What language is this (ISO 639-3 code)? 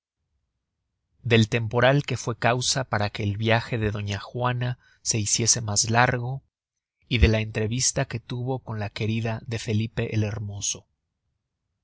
spa